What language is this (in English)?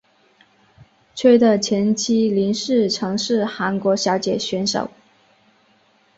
Chinese